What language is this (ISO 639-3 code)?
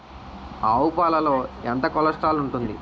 tel